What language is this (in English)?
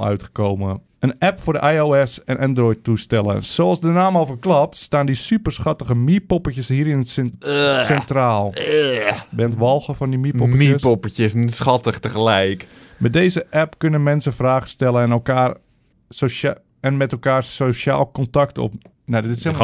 Dutch